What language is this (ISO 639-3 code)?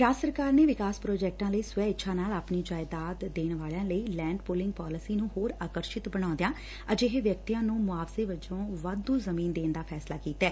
pan